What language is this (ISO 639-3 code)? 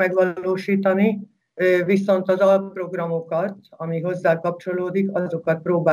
hun